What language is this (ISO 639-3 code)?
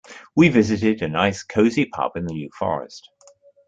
eng